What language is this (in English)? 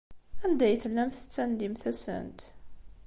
Kabyle